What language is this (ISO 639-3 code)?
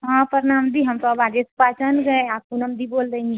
hin